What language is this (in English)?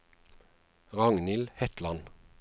Norwegian